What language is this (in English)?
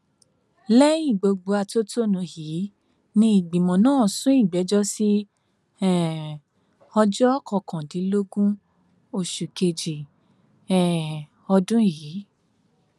Yoruba